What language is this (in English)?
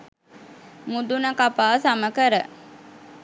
Sinhala